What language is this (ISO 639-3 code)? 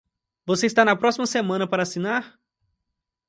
por